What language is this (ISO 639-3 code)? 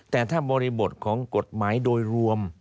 tha